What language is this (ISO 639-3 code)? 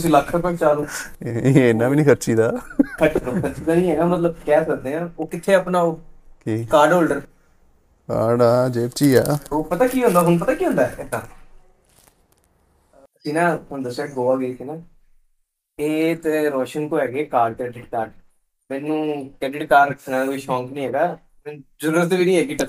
pan